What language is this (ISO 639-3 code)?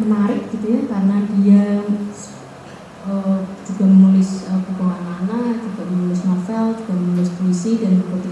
ind